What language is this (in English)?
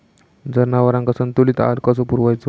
Marathi